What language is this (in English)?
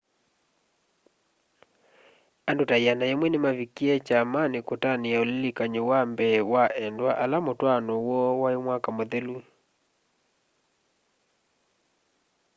Kamba